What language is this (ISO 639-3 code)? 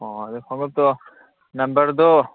mni